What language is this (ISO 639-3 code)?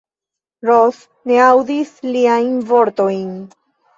epo